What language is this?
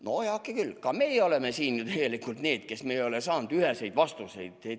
Estonian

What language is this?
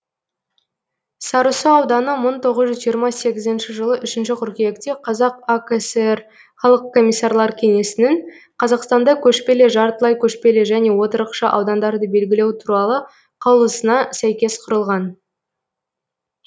Kazakh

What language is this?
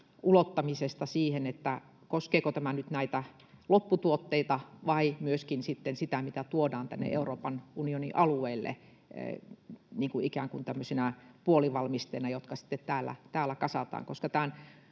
Finnish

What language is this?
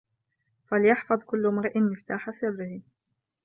Arabic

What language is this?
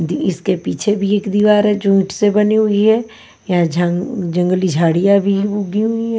Hindi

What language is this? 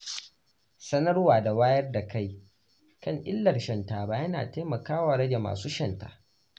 Hausa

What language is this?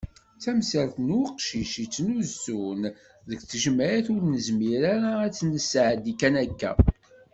Kabyle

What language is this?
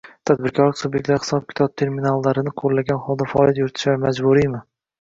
Uzbek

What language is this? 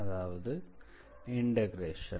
Tamil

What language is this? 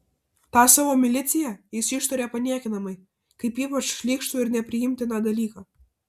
Lithuanian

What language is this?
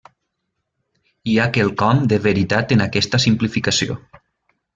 Catalan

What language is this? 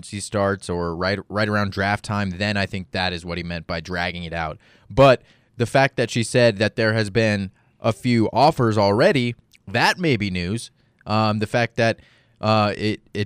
English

